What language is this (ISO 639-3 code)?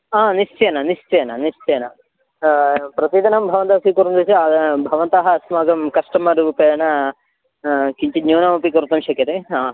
san